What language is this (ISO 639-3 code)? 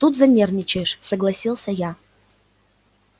rus